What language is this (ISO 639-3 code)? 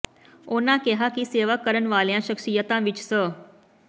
pan